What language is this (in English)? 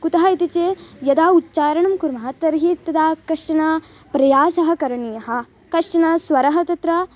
Sanskrit